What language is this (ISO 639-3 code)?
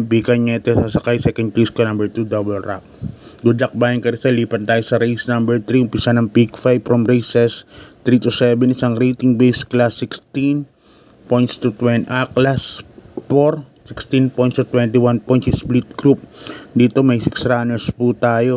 fil